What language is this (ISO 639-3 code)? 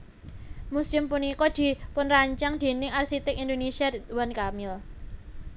jav